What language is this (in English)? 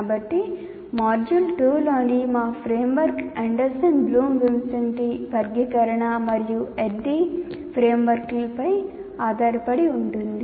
Telugu